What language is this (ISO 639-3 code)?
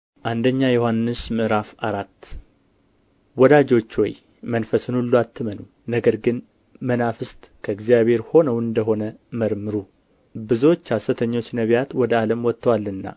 amh